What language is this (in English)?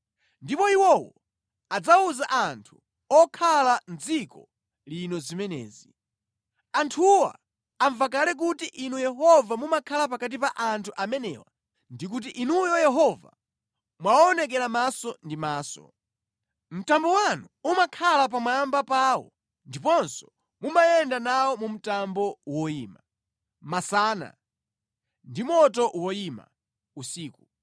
Nyanja